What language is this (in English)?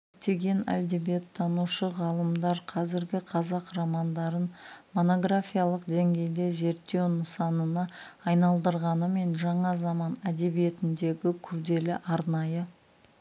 Kazakh